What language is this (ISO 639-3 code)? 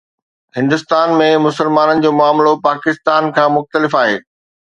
snd